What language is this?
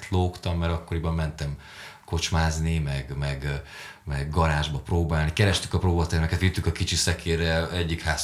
Hungarian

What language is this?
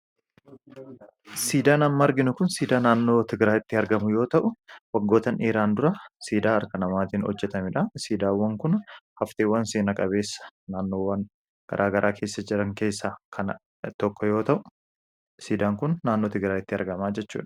Oromo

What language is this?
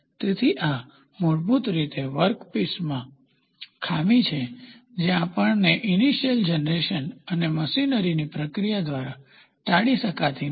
Gujarati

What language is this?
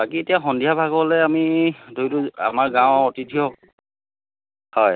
Assamese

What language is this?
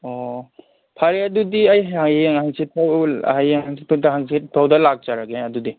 Manipuri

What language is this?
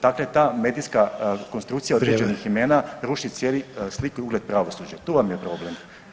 Croatian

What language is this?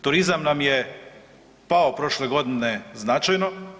Croatian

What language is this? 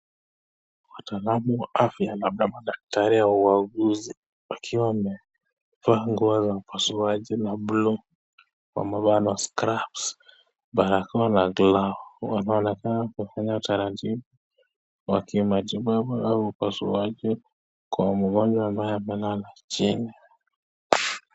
Swahili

